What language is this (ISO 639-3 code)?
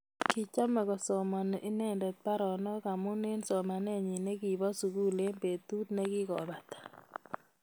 kln